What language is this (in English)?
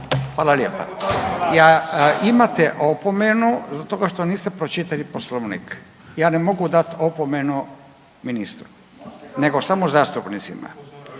Croatian